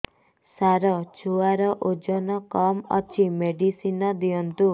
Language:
Odia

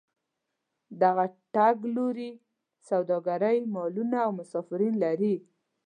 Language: Pashto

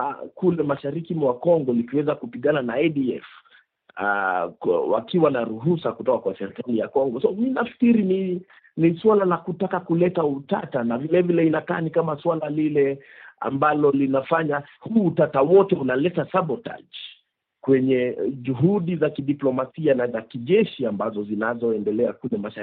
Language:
Swahili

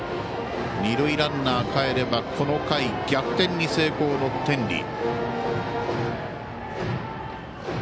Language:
Japanese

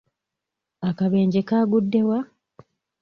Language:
Ganda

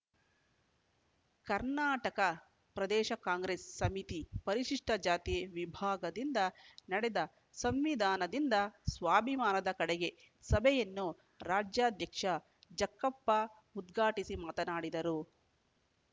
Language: Kannada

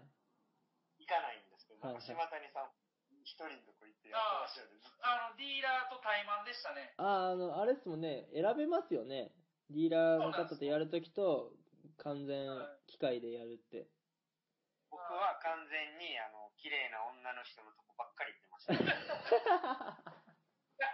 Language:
Japanese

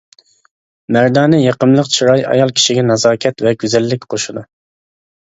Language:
Uyghur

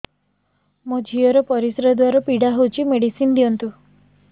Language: Odia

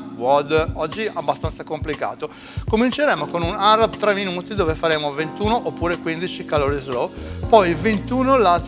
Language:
Italian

